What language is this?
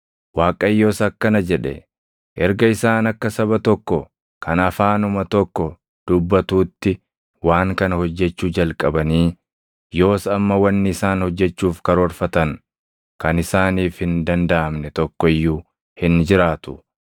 Oromo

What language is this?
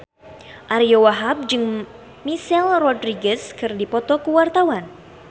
Sundanese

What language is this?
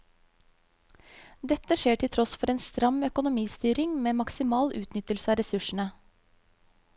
Norwegian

